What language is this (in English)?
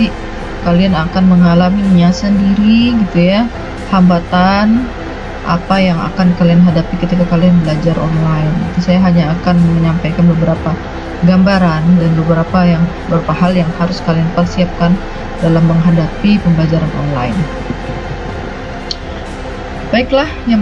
Indonesian